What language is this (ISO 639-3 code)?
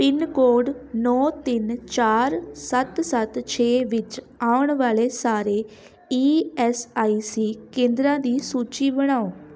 pan